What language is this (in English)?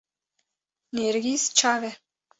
Kurdish